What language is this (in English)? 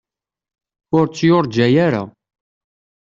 Kabyle